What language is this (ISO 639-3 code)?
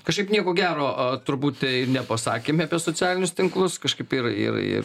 lit